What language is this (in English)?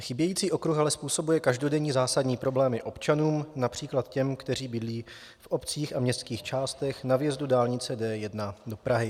Czech